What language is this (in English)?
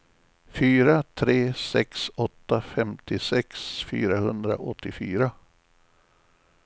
Swedish